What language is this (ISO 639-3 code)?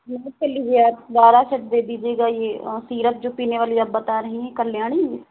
hin